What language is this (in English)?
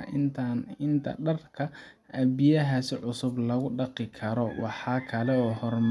Somali